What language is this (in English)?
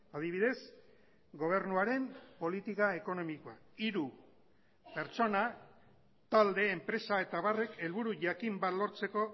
Basque